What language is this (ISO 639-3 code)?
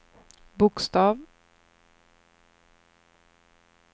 swe